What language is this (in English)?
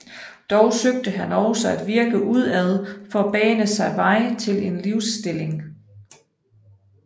Danish